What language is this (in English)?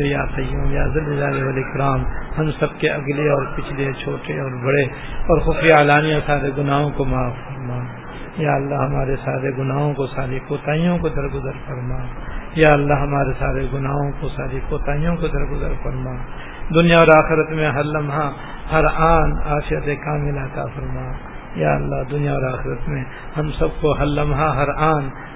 Urdu